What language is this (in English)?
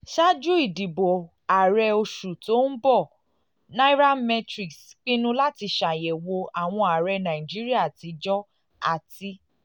Yoruba